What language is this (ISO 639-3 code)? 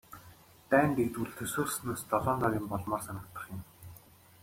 mon